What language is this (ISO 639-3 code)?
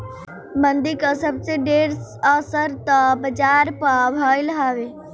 bho